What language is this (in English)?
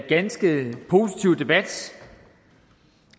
Danish